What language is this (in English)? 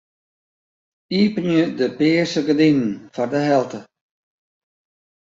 Western Frisian